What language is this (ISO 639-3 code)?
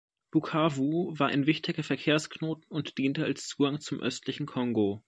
deu